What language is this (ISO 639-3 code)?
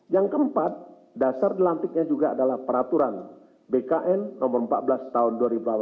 ind